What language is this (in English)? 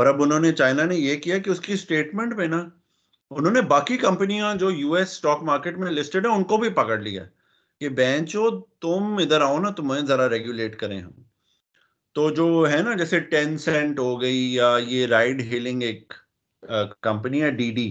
Urdu